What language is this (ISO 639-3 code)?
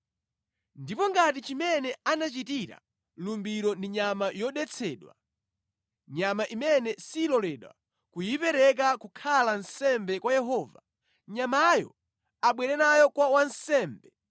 nya